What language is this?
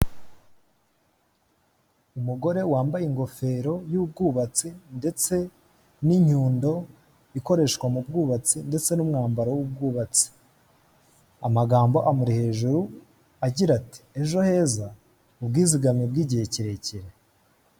Kinyarwanda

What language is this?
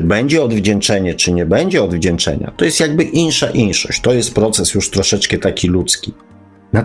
Polish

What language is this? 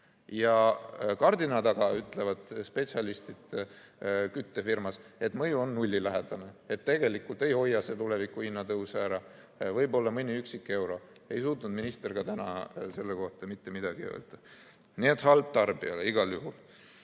Estonian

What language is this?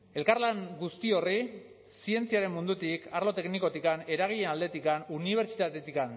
Basque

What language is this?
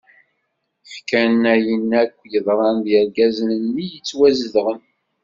Kabyle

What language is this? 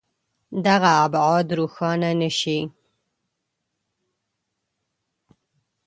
Pashto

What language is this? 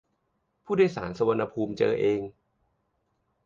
Thai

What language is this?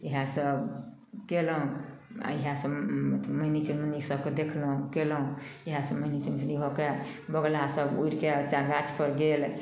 Maithili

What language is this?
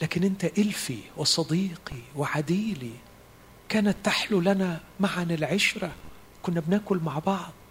Arabic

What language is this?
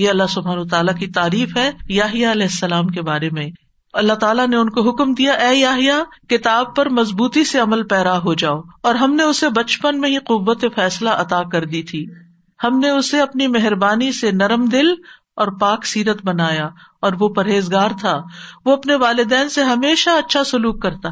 Urdu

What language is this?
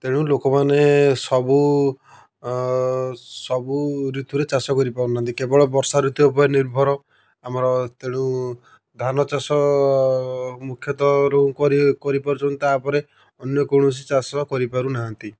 Odia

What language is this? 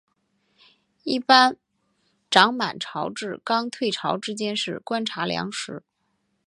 Chinese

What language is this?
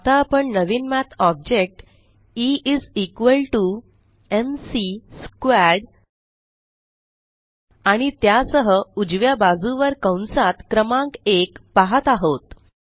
Marathi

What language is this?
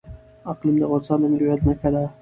Pashto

